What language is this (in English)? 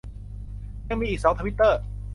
Thai